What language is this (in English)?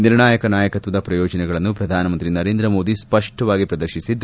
Kannada